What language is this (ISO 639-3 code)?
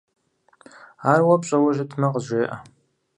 kbd